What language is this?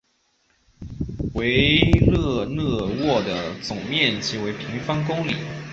Chinese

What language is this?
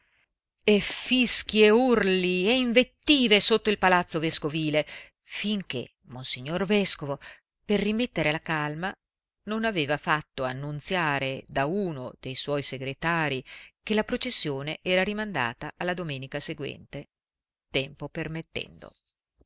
Italian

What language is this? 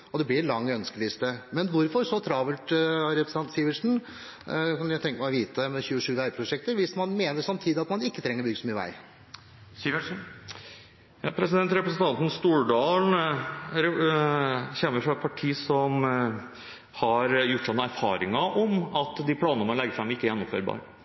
Norwegian Bokmål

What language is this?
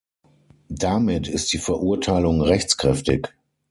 German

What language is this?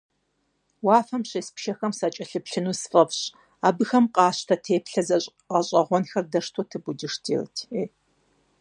Kabardian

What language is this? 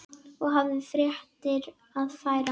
Icelandic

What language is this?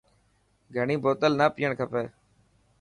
Dhatki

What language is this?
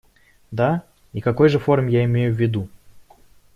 Russian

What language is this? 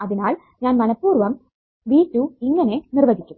Malayalam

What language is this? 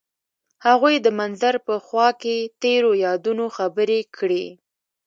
Pashto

